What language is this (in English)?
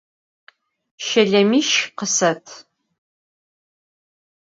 Adyghe